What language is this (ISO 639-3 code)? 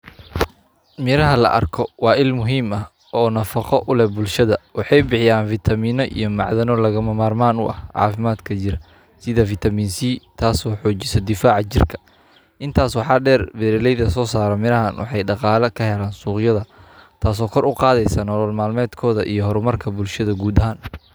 som